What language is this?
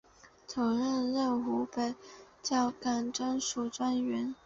Chinese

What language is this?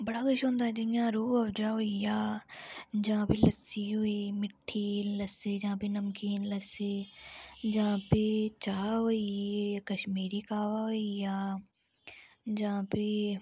Dogri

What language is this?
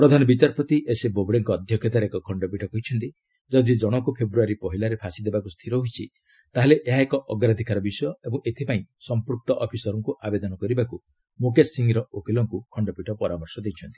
Odia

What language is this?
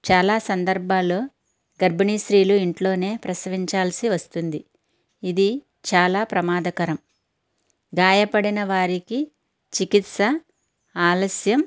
Telugu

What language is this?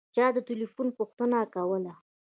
Pashto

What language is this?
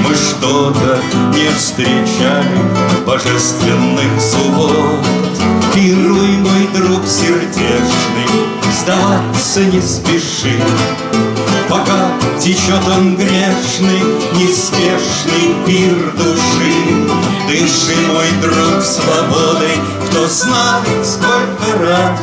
Russian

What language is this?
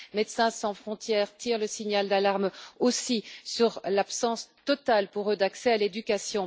French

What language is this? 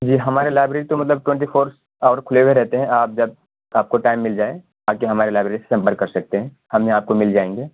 Urdu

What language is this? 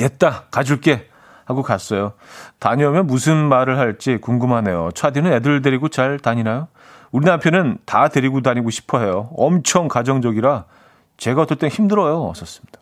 Korean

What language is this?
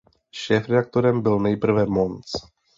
Czech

